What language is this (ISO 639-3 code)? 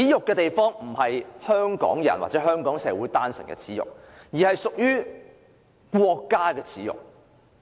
yue